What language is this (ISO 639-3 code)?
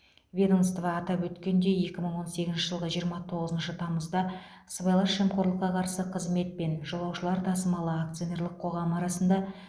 kaz